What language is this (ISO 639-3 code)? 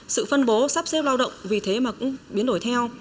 vie